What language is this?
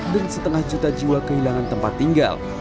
Indonesian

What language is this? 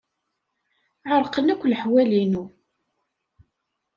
Kabyle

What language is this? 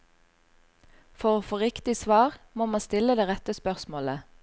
Norwegian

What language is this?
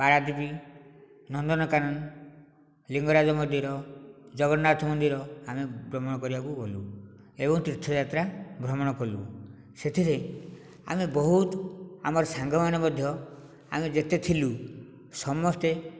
Odia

